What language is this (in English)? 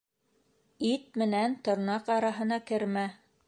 Bashkir